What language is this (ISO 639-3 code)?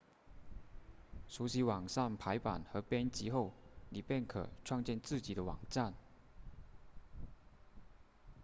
zho